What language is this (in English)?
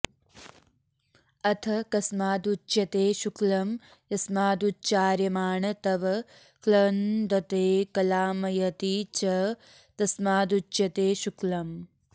Sanskrit